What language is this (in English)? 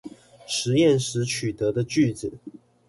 Chinese